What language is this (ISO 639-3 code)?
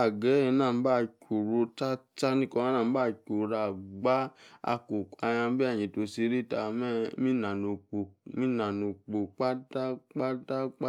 ekr